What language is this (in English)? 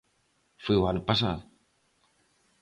Galician